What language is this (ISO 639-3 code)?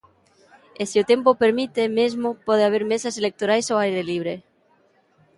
glg